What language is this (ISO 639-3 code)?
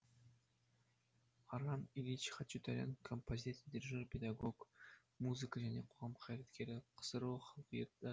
kaz